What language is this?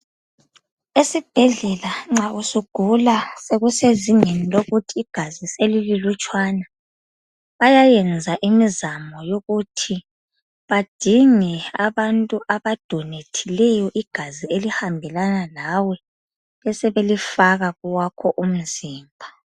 North Ndebele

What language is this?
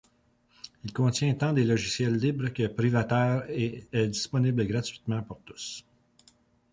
French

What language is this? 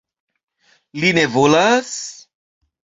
Esperanto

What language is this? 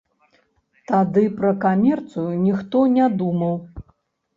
Belarusian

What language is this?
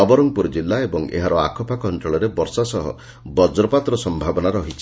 Odia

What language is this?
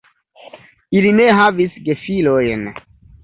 Esperanto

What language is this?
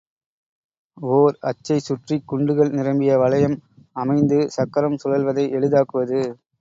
Tamil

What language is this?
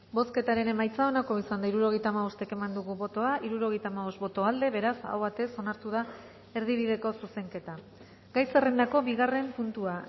Basque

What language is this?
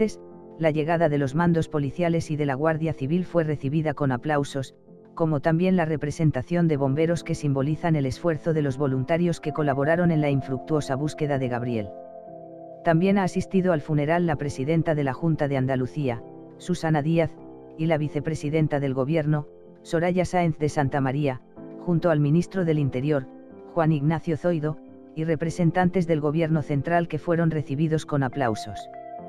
Spanish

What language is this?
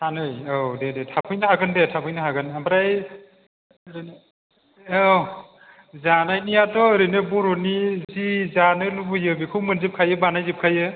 Bodo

